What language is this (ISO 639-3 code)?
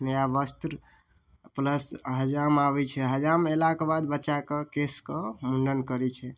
mai